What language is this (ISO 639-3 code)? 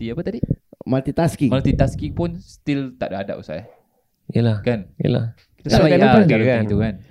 msa